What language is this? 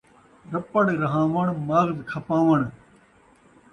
Saraiki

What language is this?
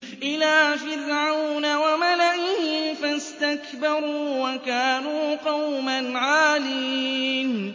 Arabic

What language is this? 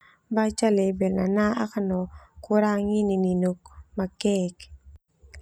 Termanu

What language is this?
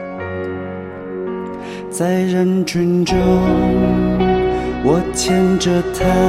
Chinese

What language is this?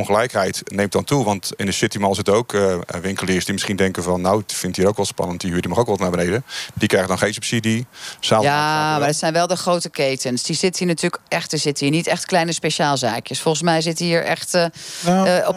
Dutch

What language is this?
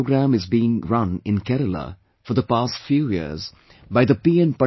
English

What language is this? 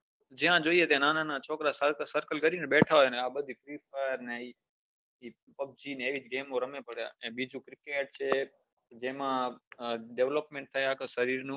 Gujarati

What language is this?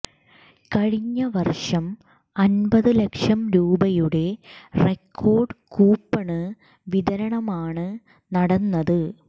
Malayalam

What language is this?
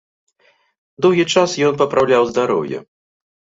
Belarusian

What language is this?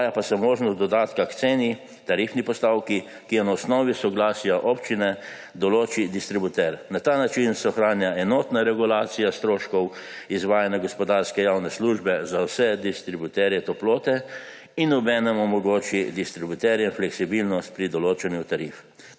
Slovenian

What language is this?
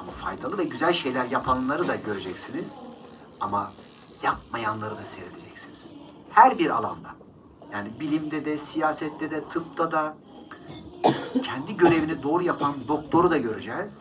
Turkish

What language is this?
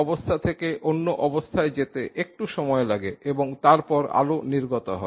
Bangla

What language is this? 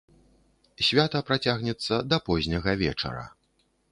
Belarusian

